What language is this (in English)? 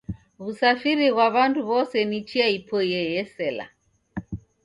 Taita